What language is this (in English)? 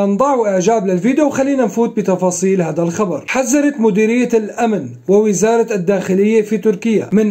Arabic